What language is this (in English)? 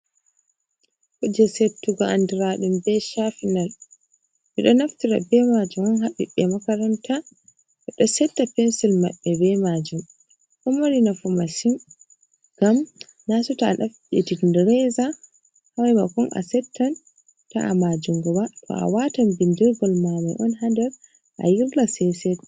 Fula